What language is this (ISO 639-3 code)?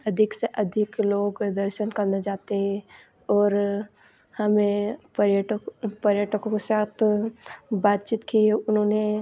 hin